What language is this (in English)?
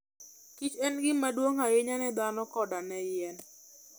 Luo (Kenya and Tanzania)